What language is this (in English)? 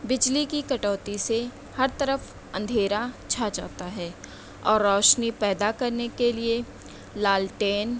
Urdu